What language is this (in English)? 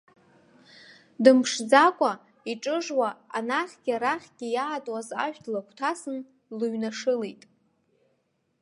Abkhazian